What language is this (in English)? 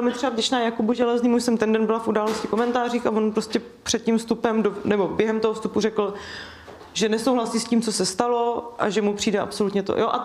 Czech